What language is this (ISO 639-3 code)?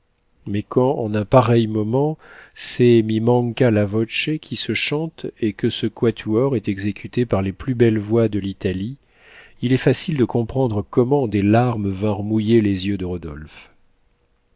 fra